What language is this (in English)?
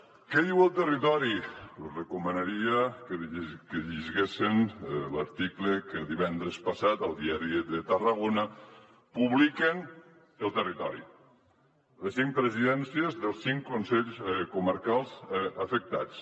Catalan